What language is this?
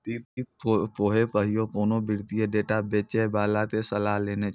Maithili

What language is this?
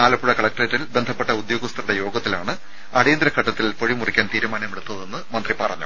Malayalam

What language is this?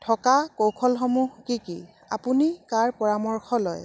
Assamese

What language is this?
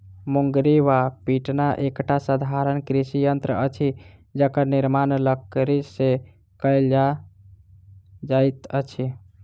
Maithili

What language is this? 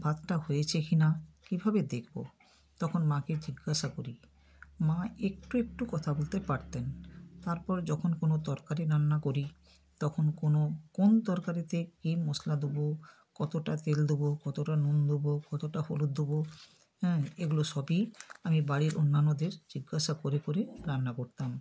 Bangla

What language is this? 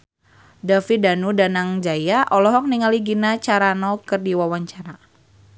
Sundanese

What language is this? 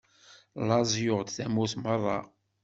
Kabyle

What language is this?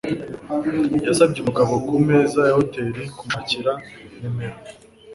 Kinyarwanda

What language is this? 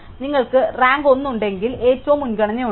Malayalam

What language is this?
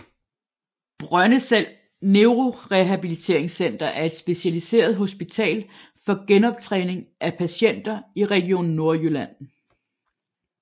Danish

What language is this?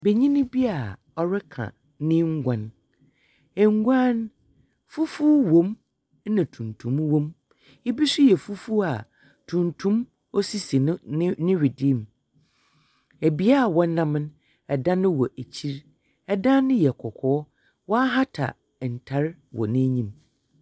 Akan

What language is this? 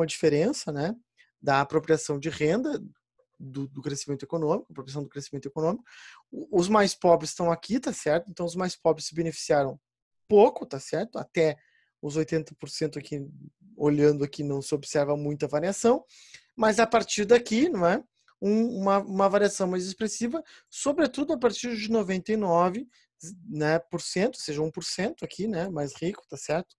Portuguese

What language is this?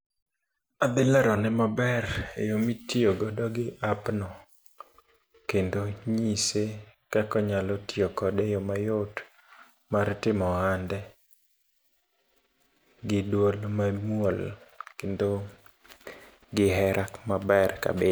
Luo (Kenya and Tanzania)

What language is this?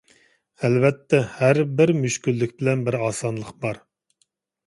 Uyghur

